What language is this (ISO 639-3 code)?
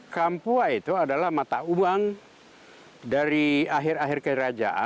ind